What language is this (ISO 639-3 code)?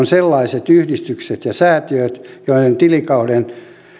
fin